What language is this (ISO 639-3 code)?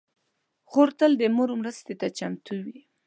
pus